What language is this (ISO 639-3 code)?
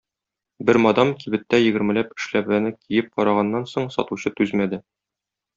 tat